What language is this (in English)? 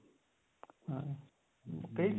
Punjabi